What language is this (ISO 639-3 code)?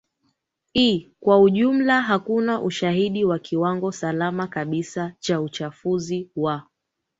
swa